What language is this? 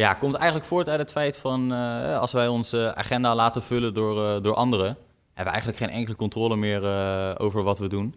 Dutch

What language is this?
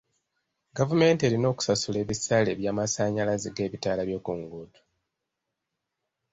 Ganda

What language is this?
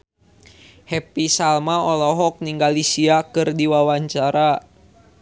Sundanese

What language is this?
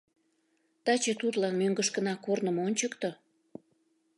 Mari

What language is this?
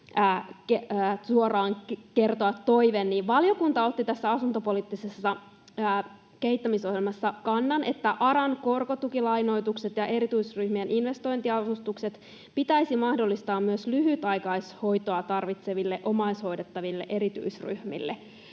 Finnish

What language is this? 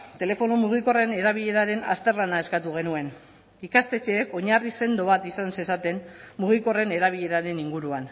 Basque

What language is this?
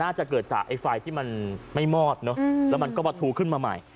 Thai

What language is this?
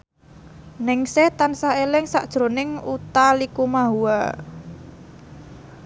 Javanese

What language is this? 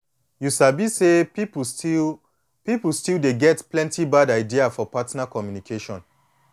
Nigerian Pidgin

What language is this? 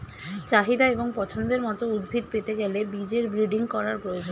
Bangla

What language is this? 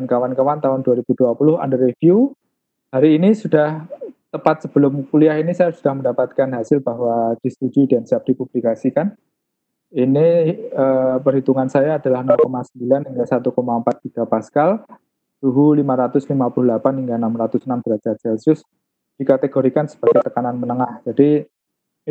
Indonesian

